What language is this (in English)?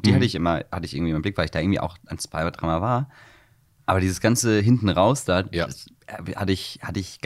German